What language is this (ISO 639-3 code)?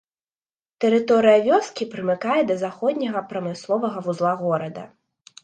bel